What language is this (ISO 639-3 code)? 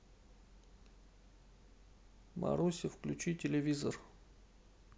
rus